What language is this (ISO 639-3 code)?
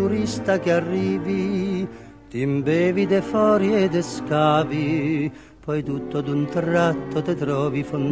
ita